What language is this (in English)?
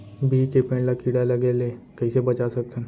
Chhattisgarhi